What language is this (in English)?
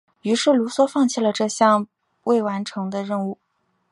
Chinese